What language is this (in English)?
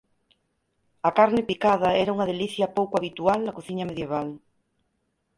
Galician